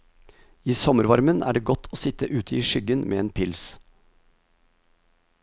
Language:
Norwegian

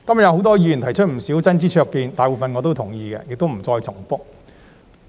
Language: Cantonese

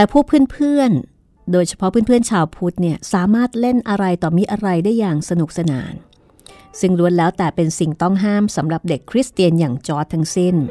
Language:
Thai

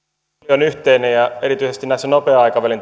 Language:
Finnish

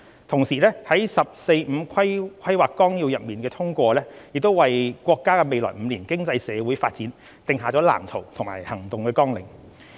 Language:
Cantonese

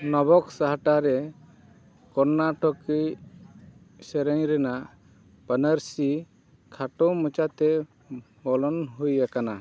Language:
Santali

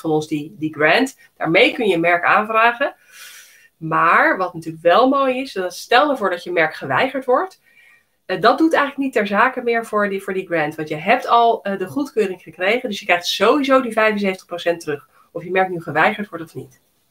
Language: Dutch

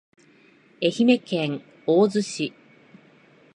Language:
Japanese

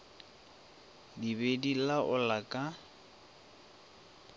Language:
Northern Sotho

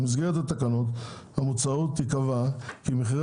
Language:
Hebrew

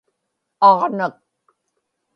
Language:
Inupiaq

